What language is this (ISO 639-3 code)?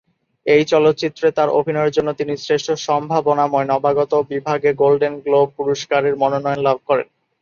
ben